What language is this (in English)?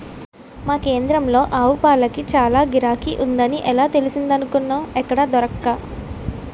Telugu